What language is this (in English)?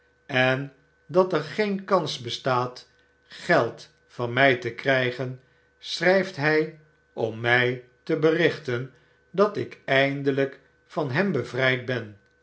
Dutch